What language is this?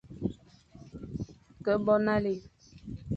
Fang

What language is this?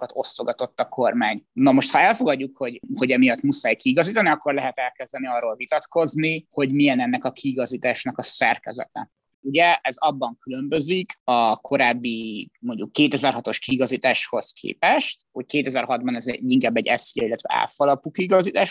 Hungarian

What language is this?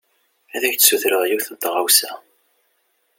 Kabyle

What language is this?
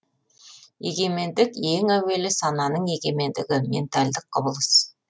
Kazakh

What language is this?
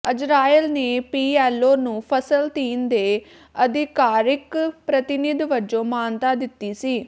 Punjabi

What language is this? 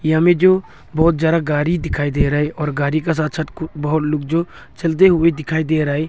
Hindi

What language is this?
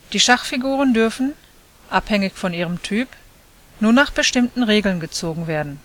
German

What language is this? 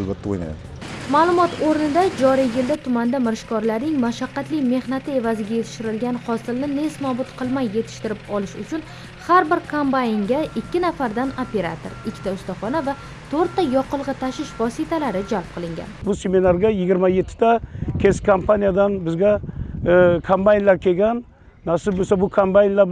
Turkish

